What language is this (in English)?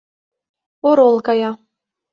Mari